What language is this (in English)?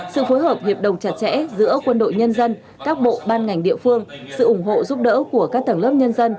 Vietnamese